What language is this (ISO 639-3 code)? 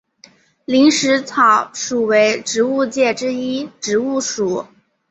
zho